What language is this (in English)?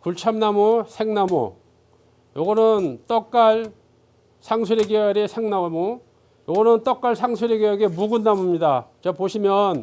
Korean